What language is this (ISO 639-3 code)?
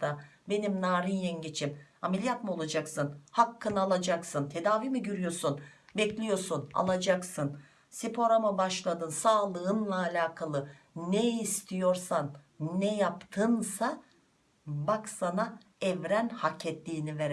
tur